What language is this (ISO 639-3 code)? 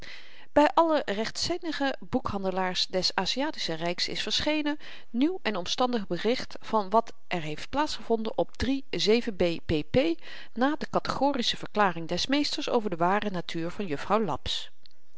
nld